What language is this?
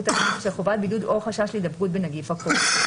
Hebrew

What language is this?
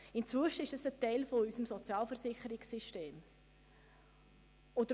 Swiss German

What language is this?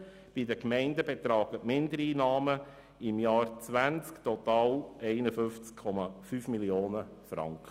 Swiss German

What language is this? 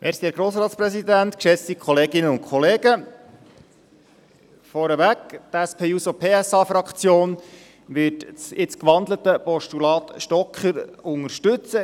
Swiss German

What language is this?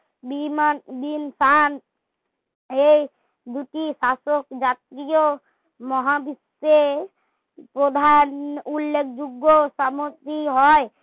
Bangla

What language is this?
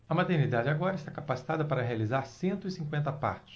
Portuguese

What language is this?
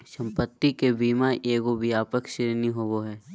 Magahi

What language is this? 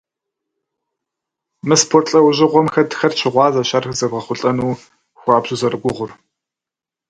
Kabardian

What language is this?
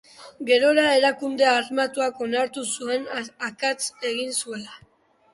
Basque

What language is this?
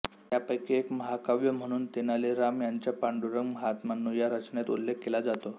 Marathi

